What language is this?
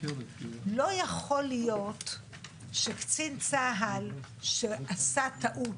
Hebrew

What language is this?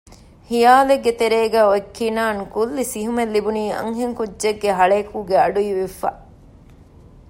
Divehi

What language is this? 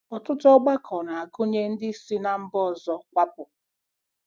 Igbo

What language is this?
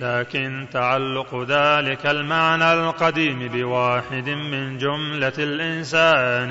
Arabic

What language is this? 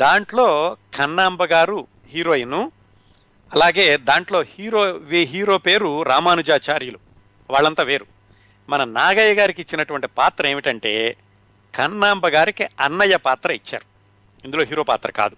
Telugu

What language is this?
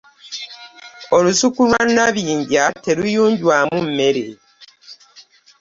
Ganda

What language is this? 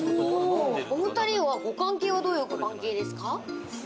Japanese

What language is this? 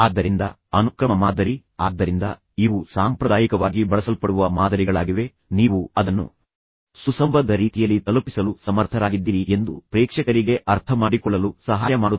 Kannada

